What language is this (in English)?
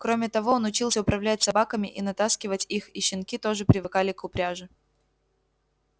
Russian